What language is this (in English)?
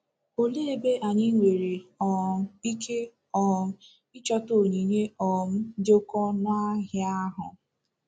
Igbo